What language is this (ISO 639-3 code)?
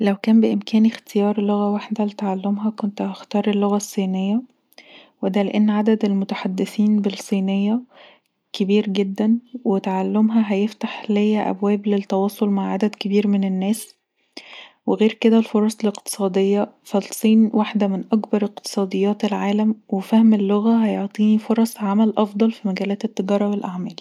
arz